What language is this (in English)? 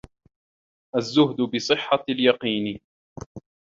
Arabic